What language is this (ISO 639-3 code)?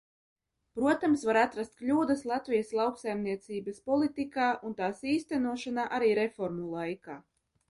lav